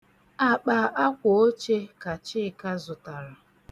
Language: Igbo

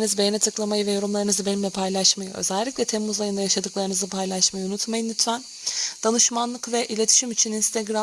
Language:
Turkish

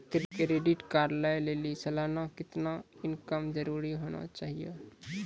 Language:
Maithili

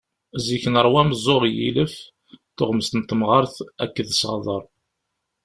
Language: Kabyle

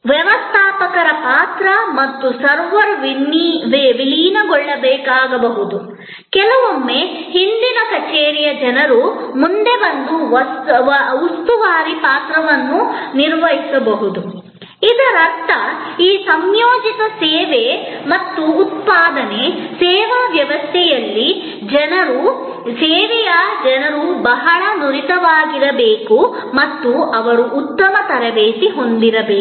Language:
Kannada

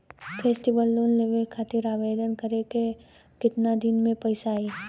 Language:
Bhojpuri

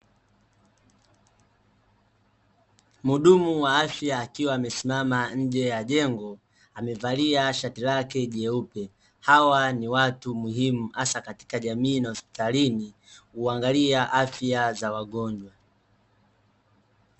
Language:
Swahili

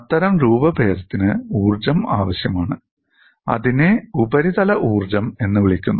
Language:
Malayalam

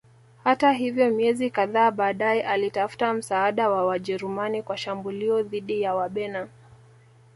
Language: Swahili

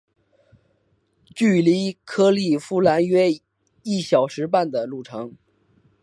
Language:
Chinese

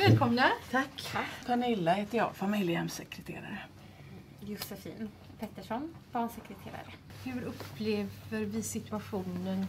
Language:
Swedish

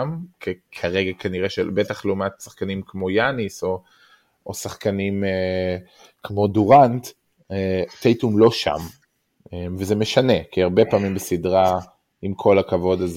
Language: Hebrew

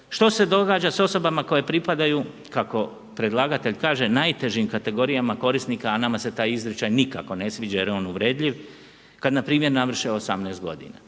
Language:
Croatian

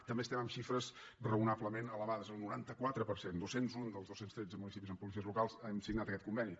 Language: Catalan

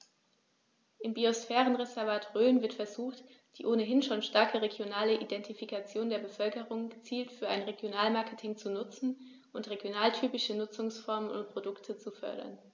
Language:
German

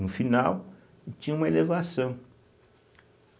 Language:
Portuguese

